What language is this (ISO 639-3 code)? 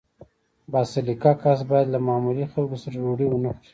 pus